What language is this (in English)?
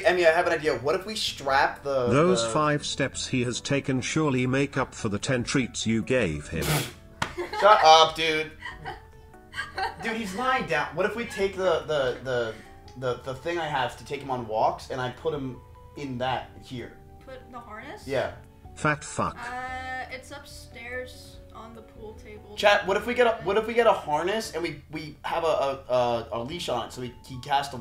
English